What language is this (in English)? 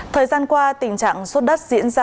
Vietnamese